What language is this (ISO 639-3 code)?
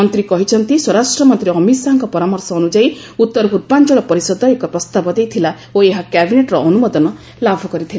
ori